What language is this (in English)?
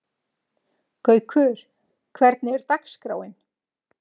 Icelandic